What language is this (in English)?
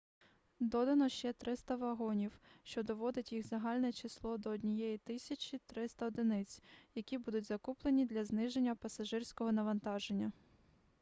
Ukrainian